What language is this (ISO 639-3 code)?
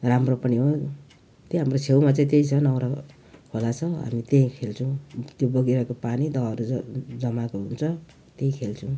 nep